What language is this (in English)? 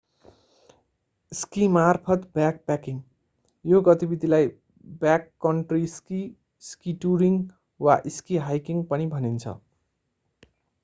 Nepali